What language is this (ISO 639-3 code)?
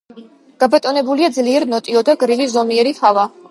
kat